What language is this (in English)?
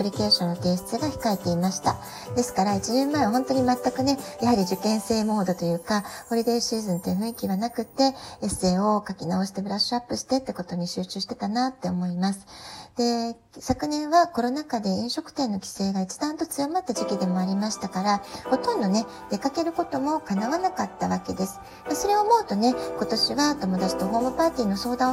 Japanese